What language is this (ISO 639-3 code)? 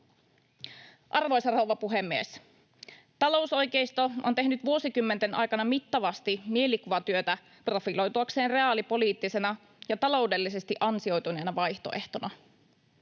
fin